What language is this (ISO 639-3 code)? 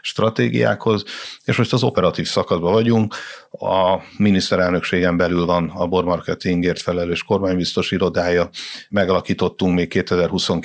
hun